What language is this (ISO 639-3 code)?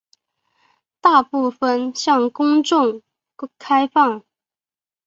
zho